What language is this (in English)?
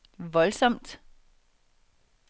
Danish